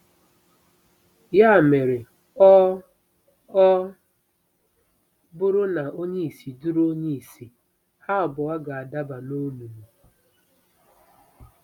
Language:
Igbo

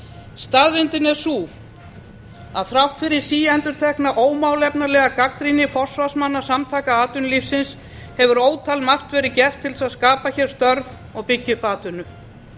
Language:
Icelandic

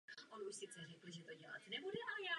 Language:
Czech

